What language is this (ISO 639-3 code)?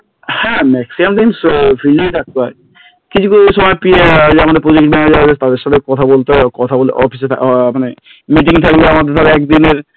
ben